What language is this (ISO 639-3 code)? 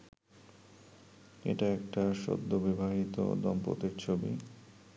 ben